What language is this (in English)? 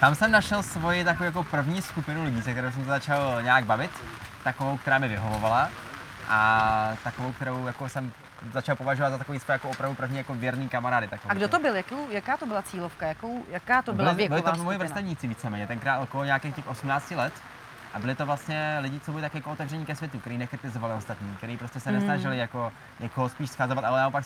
Czech